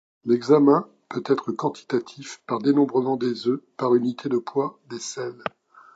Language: French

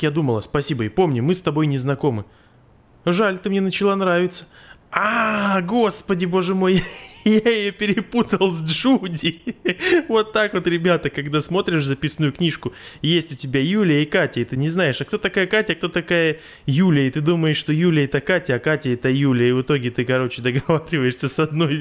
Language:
Russian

